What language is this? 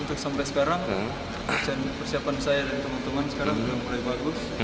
Indonesian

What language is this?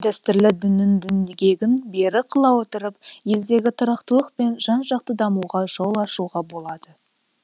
Kazakh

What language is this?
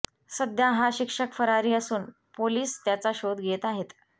Marathi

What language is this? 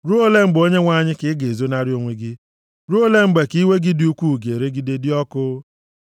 Igbo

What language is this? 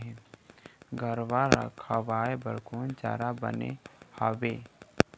Chhattisgarhi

